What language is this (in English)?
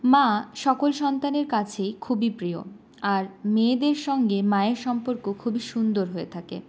Bangla